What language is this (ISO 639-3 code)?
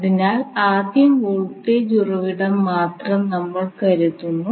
mal